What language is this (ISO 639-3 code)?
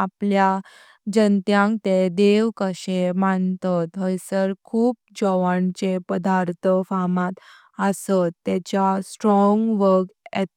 kok